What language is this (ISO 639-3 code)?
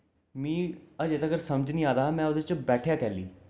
doi